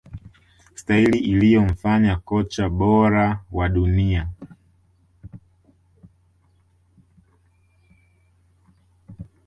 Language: Swahili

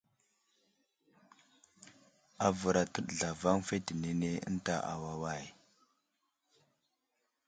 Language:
Wuzlam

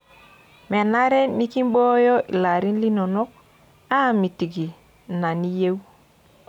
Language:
Masai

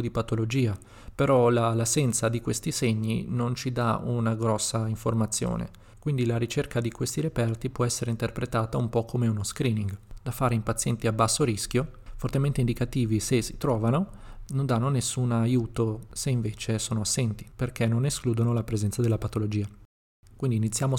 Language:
Italian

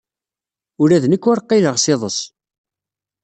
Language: Kabyle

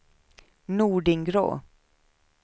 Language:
Swedish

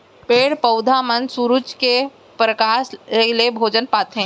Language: Chhattisgarhi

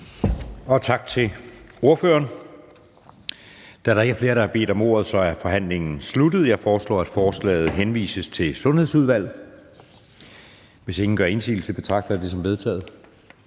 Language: Danish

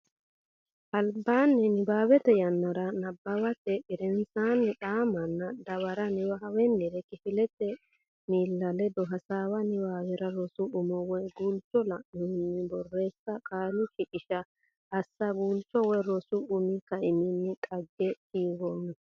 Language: Sidamo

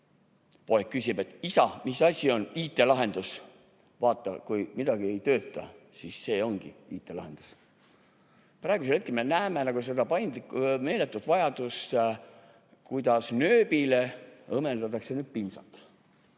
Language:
Estonian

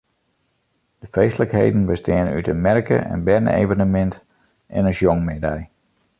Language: Western Frisian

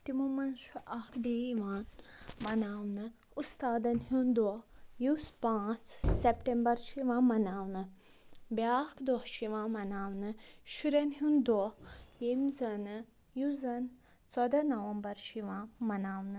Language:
Kashmiri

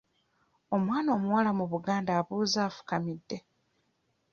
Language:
Ganda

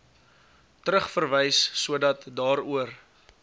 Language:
Afrikaans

